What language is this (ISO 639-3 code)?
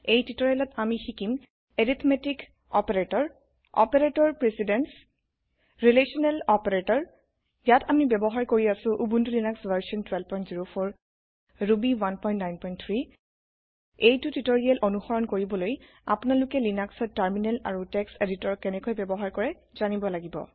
asm